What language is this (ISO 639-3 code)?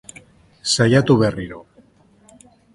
eus